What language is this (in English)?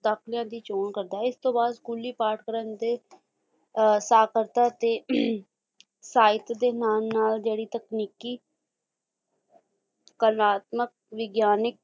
Punjabi